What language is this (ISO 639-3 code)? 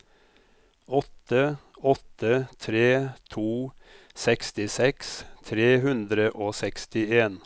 nor